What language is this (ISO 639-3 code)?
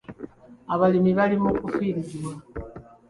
lug